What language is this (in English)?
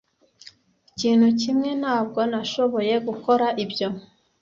Kinyarwanda